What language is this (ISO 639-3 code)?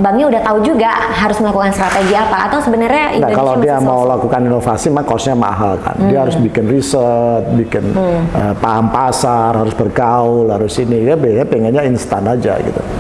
ind